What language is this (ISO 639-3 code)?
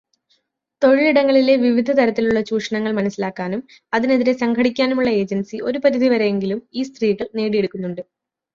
mal